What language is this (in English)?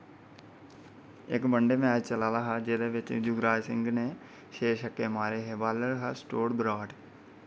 Dogri